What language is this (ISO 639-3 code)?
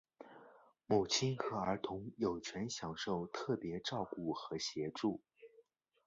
zho